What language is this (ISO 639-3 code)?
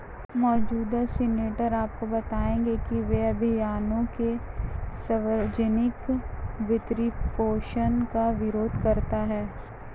hin